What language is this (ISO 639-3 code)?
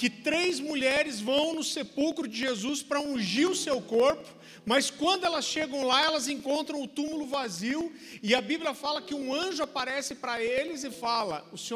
por